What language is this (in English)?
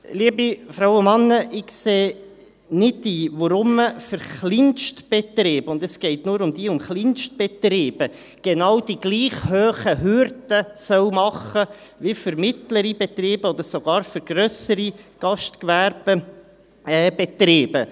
Swiss German